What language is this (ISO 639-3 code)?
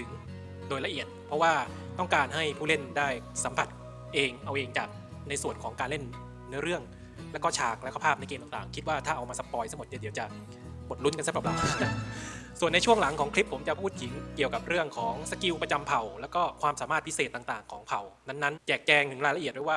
tha